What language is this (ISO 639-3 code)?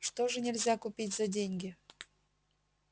rus